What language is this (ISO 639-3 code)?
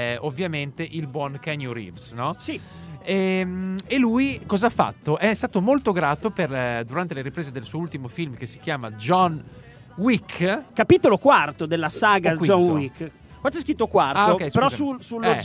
ita